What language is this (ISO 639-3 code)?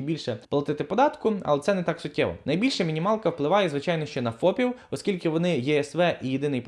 ukr